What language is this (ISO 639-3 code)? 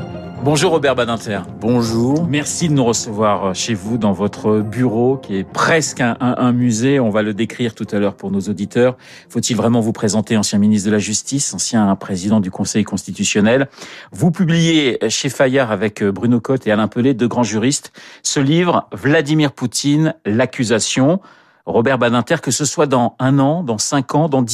fra